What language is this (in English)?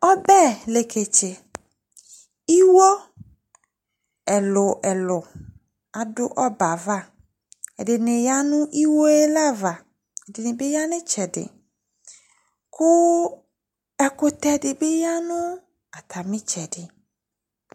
Ikposo